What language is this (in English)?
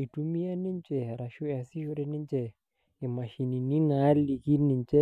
Masai